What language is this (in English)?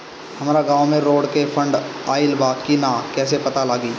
Bhojpuri